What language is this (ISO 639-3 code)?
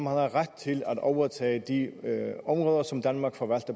dan